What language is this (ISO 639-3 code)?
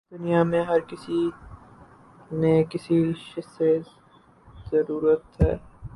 urd